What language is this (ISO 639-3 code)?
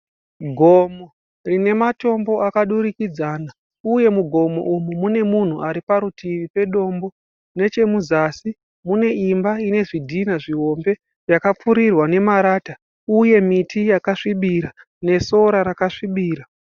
sna